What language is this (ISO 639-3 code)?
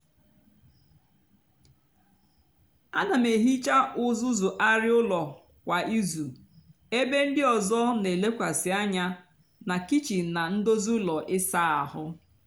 ibo